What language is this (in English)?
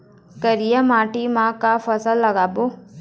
Chhattisgarhi